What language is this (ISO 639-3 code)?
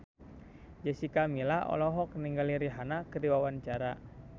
sun